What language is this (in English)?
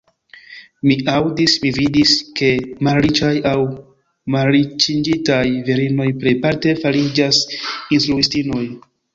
Esperanto